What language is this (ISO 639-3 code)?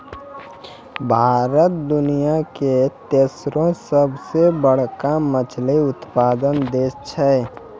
mai